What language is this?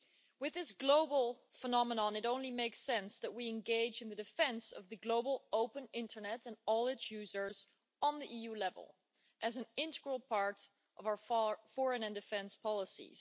English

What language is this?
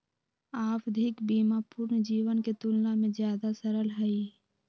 Magahi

